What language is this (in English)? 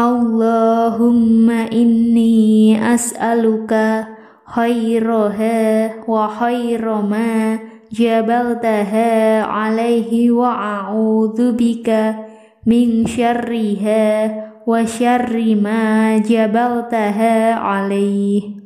Indonesian